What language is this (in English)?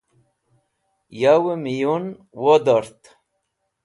Wakhi